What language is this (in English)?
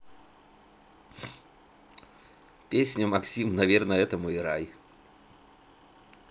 Russian